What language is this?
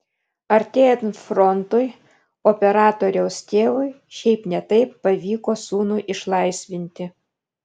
Lithuanian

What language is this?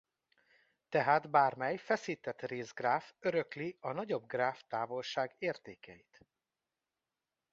Hungarian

